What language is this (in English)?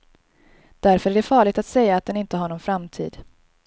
Swedish